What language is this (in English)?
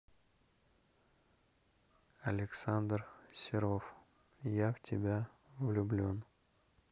Russian